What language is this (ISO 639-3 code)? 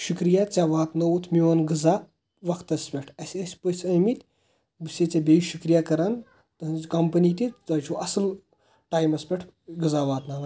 kas